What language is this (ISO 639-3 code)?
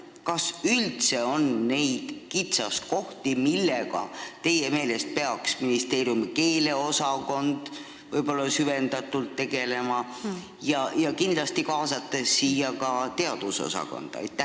est